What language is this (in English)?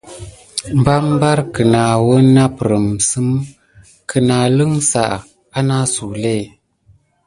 Gidar